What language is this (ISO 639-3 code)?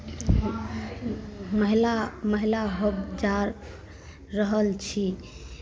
mai